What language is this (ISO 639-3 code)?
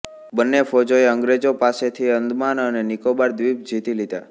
guj